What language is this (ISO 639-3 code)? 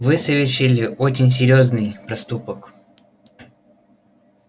rus